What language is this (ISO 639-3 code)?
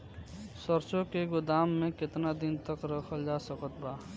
bho